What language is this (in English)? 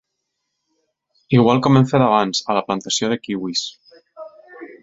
Catalan